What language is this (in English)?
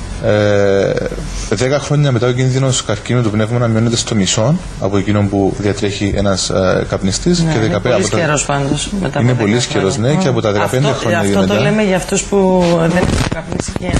Greek